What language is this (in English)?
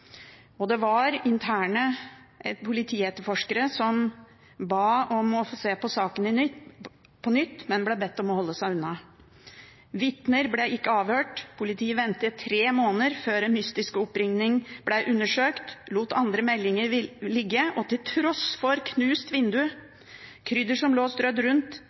Norwegian Bokmål